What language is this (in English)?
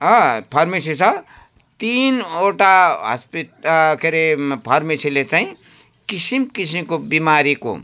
Nepali